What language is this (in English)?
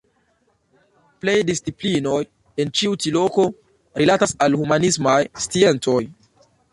Esperanto